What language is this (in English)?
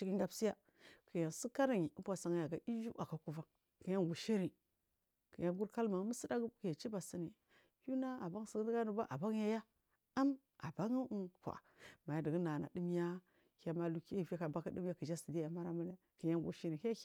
Marghi South